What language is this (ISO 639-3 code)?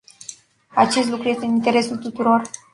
ron